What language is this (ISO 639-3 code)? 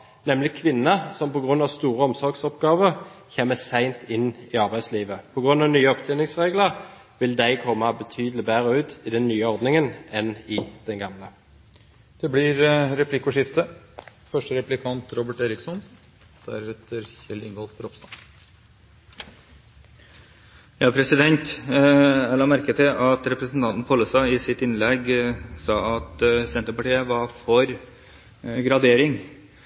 nob